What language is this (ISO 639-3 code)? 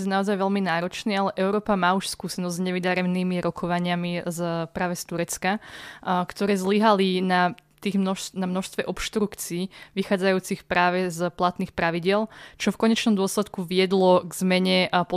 slk